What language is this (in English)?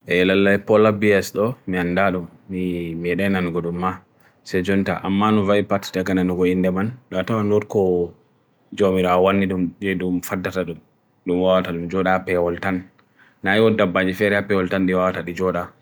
Bagirmi Fulfulde